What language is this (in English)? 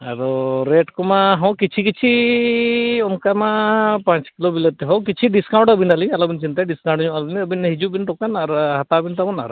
Santali